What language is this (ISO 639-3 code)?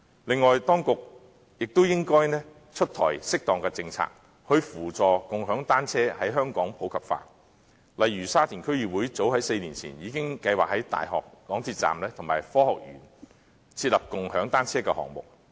yue